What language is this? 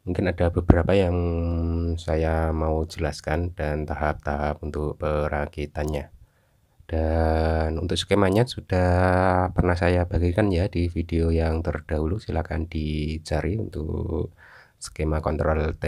Indonesian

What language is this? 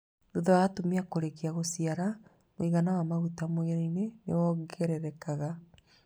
Kikuyu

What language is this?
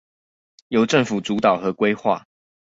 Chinese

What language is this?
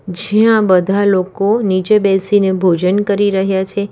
Gujarati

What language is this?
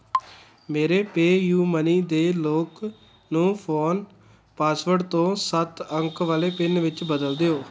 Punjabi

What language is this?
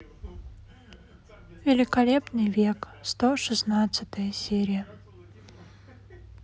Russian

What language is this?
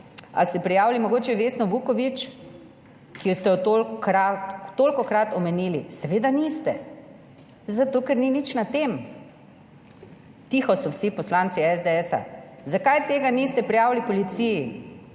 Slovenian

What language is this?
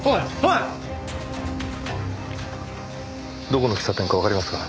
Japanese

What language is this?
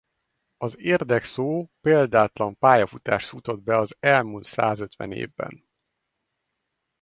Hungarian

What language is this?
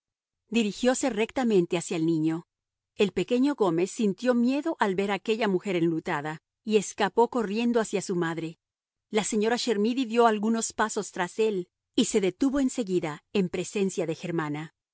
Spanish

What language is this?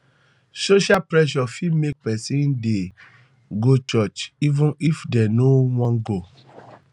Nigerian Pidgin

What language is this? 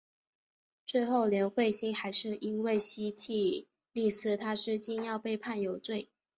Chinese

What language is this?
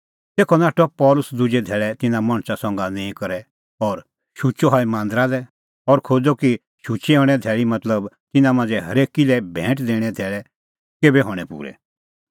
Kullu Pahari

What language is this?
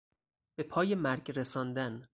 Persian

